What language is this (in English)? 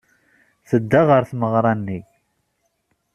Kabyle